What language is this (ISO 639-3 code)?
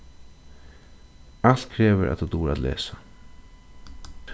fao